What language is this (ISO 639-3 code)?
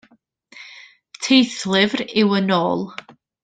cym